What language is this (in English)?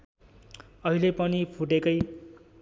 Nepali